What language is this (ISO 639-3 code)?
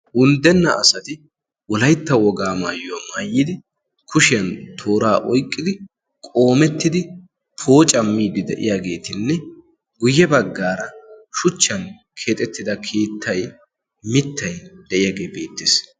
wal